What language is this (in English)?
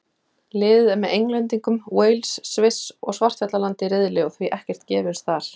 Icelandic